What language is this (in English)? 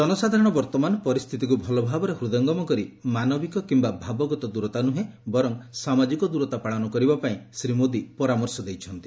Odia